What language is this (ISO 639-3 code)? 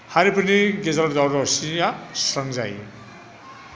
brx